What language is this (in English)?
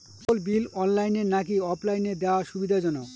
Bangla